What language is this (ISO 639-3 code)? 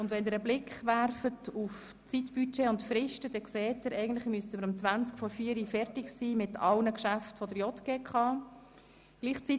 gsw